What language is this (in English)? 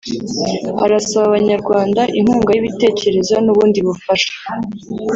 Kinyarwanda